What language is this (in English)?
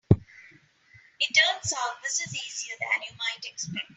English